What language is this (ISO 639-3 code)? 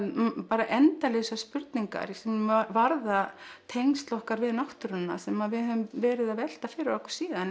isl